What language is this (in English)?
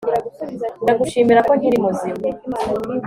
Kinyarwanda